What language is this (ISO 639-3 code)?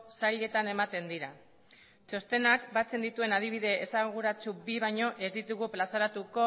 eus